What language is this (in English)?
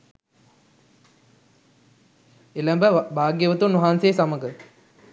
Sinhala